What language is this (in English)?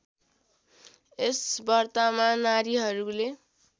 Nepali